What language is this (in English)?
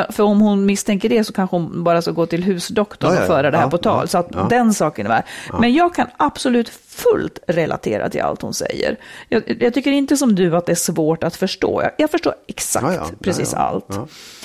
Swedish